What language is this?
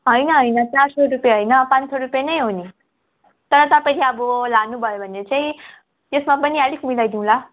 Nepali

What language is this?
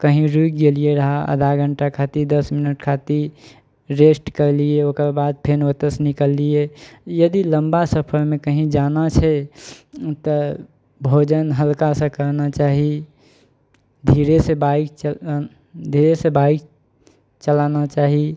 Maithili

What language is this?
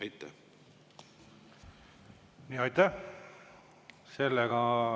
Estonian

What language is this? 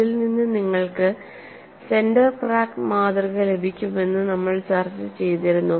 Malayalam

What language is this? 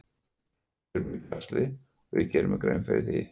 Icelandic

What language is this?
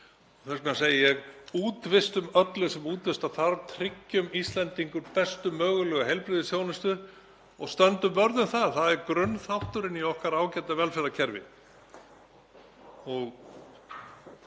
Icelandic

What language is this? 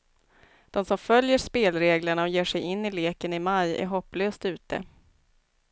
Swedish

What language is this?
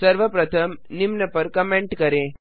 Hindi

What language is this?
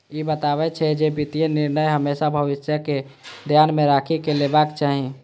Maithili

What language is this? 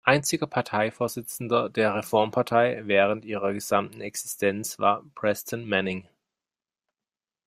German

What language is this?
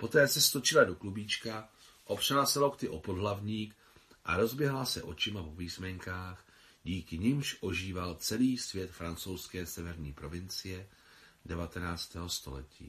Czech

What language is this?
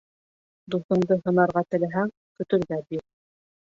Bashkir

